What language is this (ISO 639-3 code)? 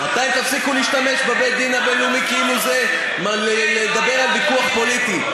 heb